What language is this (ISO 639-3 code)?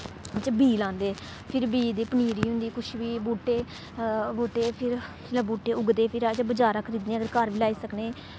doi